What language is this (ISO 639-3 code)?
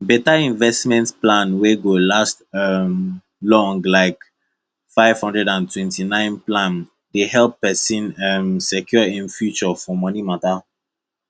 pcm